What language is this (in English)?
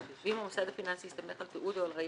Hebrew